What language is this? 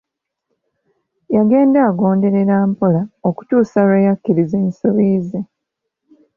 Ganda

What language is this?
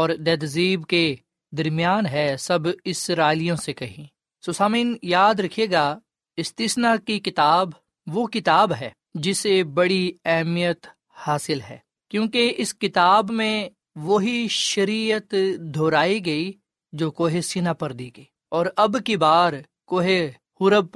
Urdu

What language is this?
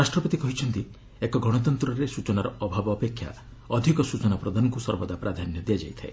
Odia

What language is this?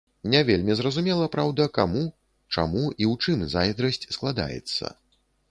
Belarusian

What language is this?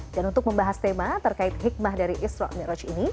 Indonesian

